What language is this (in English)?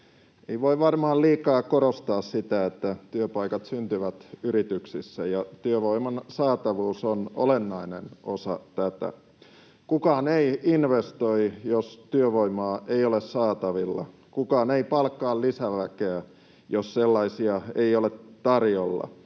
Finnish